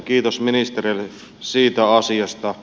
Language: Finnish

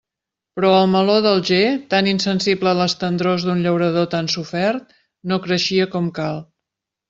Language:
Catalan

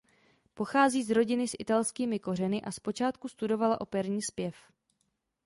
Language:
Czech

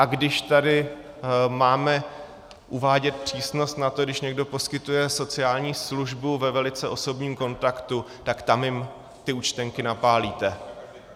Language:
Czech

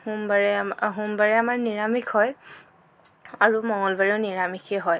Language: Assamese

